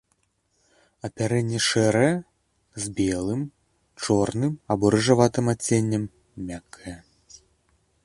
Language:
Belarusian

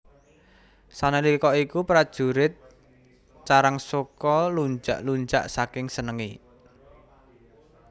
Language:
Javanese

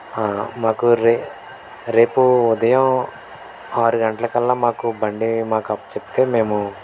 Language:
Telugu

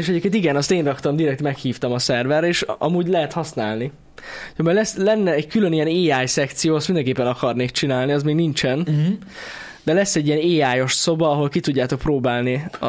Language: Hungarian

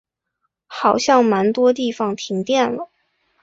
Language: Chinese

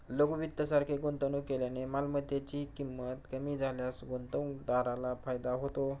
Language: Marathi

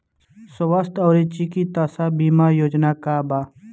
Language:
Bhojpuri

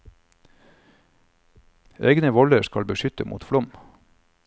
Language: Norwegian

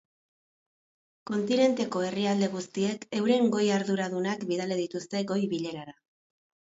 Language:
Basque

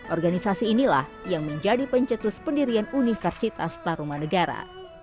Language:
Indonesian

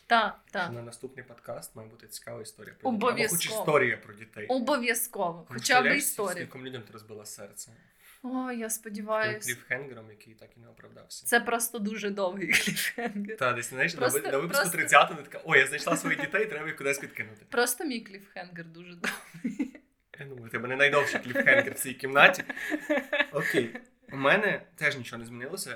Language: Ukrainian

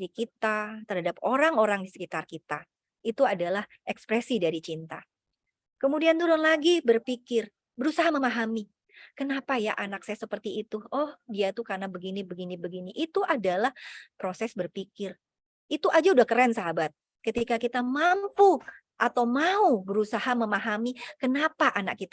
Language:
Indonesian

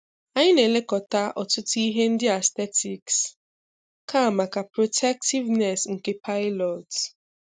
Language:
Igbo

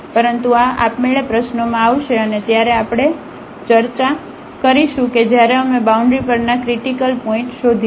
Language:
Gujarati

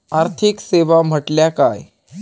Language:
Marathi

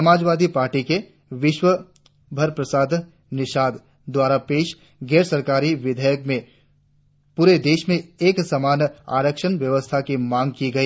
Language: Hindi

